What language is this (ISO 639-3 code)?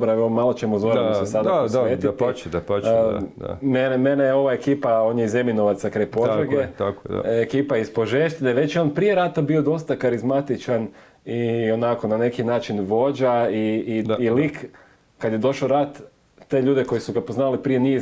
hrv